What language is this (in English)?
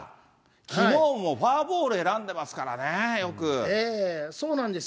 Japanese